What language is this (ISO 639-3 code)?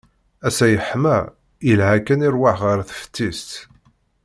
kab